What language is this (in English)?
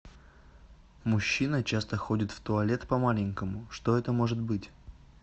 Russian